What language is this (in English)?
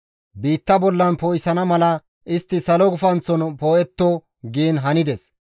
Gamo